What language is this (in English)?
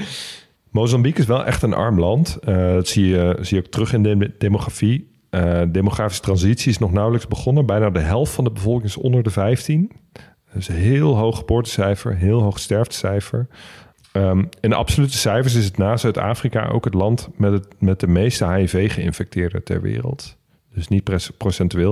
Dutch